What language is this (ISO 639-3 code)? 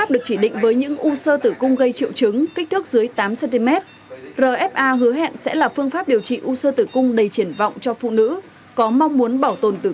vie